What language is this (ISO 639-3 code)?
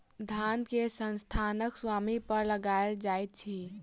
mai